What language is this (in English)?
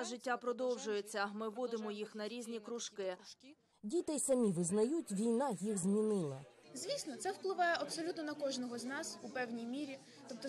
Ukrainian